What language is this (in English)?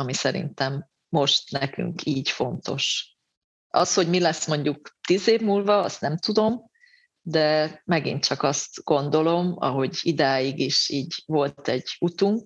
Hungarian